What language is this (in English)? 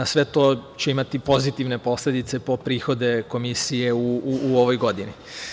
Serbian